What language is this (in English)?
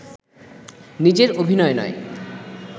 Bangla